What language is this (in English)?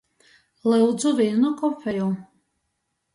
Latgalian